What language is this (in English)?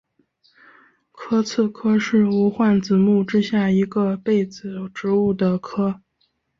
Chinese